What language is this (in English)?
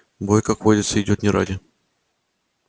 Russian